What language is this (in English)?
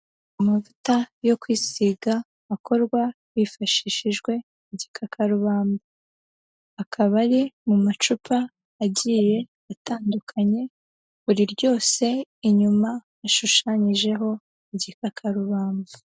Kinyarwanda